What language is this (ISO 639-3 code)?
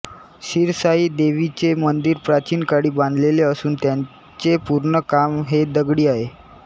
mar